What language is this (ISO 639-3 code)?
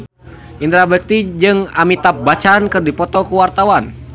sun